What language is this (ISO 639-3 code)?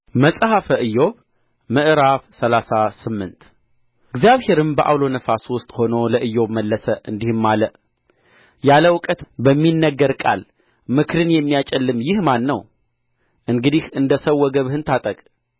amh